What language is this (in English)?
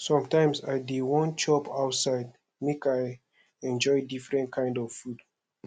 Nigerian Pidgin